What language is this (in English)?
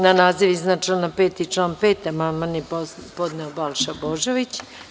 Serbian